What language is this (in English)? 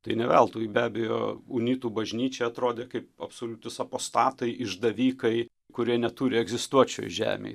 Lithuanian